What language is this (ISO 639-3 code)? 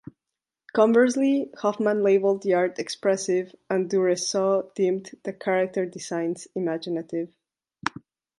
eng